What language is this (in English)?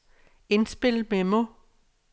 Danish